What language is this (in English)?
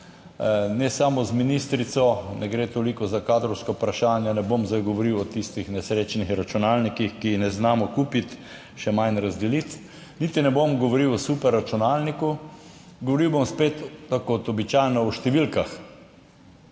Slovenian